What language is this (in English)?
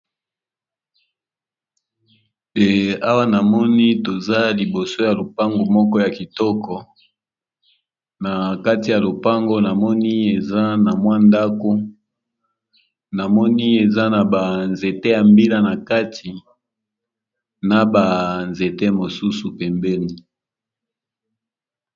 Lingala